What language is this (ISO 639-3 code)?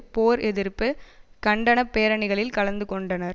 tam